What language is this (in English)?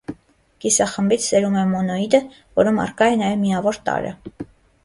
Armenian